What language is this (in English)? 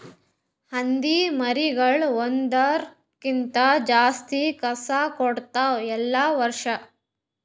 Kannada